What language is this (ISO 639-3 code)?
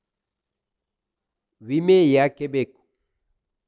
kan